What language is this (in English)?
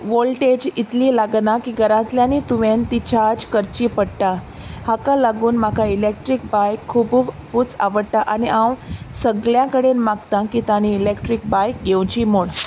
Konkani